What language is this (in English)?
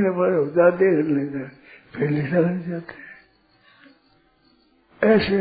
Hindi